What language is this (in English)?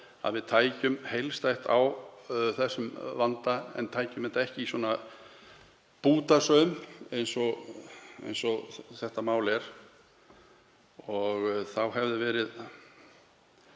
Icelandic